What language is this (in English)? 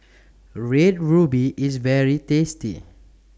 English